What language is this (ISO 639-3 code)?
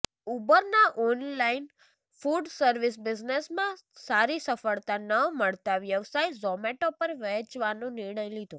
guj